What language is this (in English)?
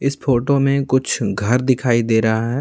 Hindi